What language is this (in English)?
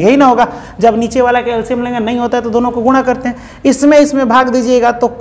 Hindi